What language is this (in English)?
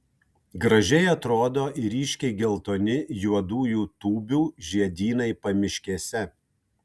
Lithuanian